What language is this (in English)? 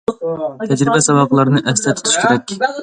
Uyghur